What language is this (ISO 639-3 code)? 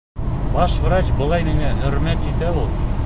bak